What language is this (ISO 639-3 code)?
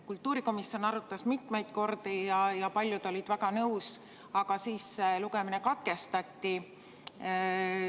est